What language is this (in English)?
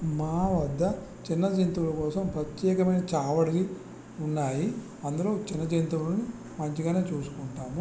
Telugu